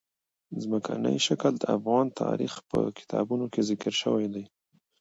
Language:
Pashto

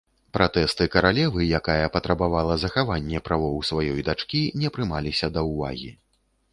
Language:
Belarusian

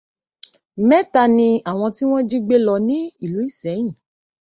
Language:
Yoruba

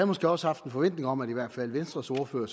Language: Danish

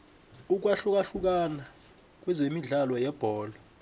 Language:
South Ndebele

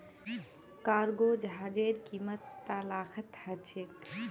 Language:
Magahi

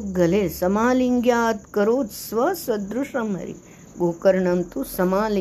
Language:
Hindi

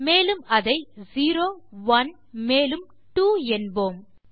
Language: Tamil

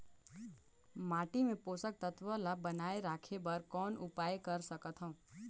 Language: Chhattisgarhi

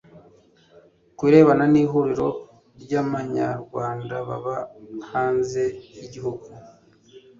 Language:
Kinyarwanda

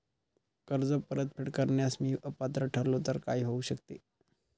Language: Marathi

